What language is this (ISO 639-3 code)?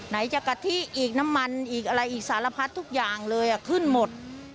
tha